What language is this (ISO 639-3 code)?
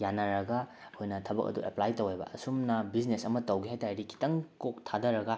mni